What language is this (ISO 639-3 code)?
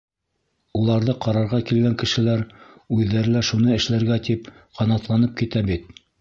bak